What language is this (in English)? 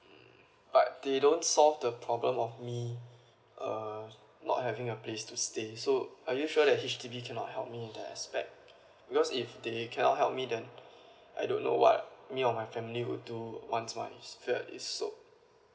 English